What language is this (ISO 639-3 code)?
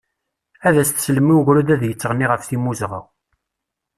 kab